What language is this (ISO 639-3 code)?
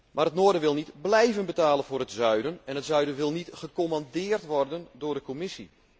nld